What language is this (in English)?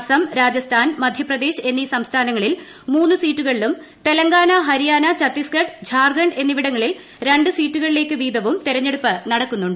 Malayalam